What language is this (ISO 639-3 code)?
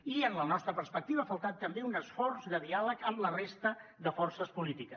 cat